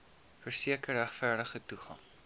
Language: Afrikaans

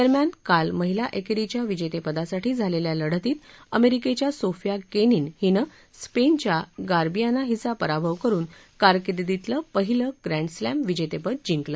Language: Marathi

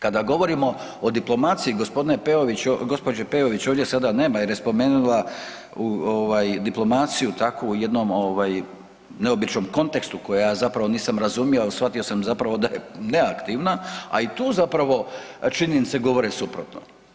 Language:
Croatian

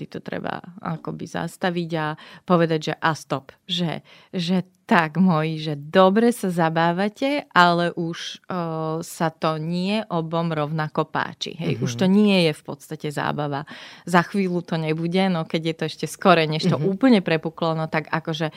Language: Slovak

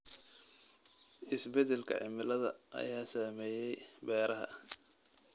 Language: Somali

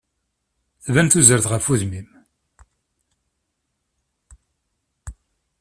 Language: Kabyle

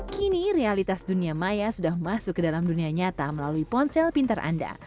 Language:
Indonesian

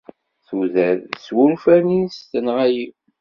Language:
Kabyle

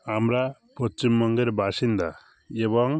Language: Bangla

